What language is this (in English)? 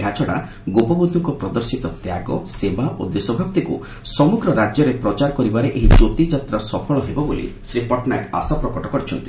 Odia